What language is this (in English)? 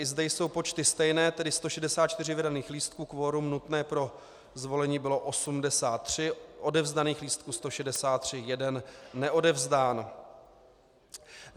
Czech